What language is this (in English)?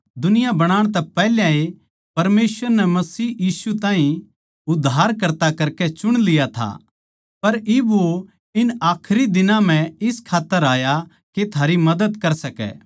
Haryanvi